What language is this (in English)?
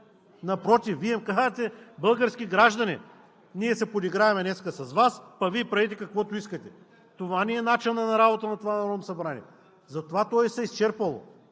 Bulgarian